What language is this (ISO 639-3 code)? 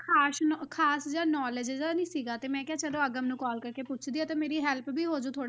pan